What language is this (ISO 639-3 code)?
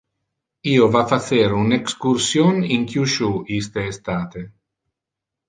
ina